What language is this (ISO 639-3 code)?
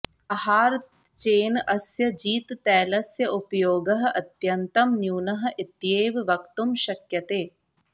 san